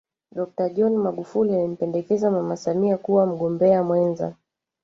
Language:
Swahili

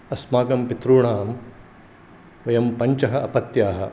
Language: Sanskrit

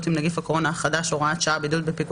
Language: Hebrew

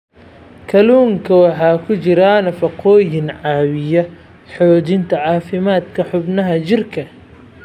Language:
Somali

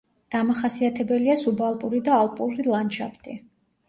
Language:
Georgian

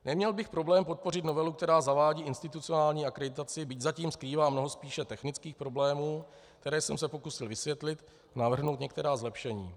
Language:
Czech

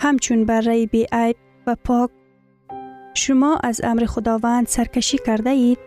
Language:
Persian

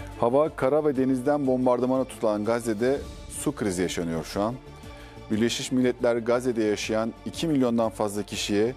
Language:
Turkish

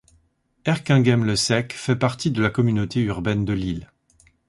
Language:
French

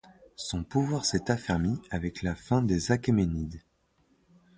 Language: French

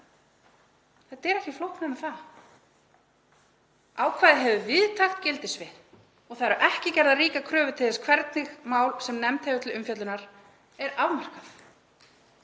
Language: Icelandic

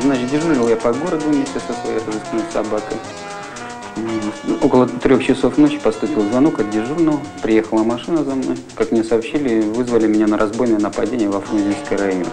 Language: Russian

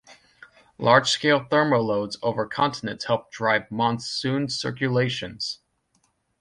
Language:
English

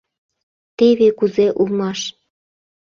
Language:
Mari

